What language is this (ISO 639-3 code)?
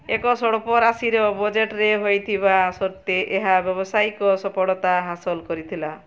ori